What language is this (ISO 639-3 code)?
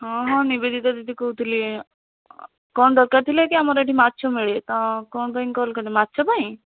ori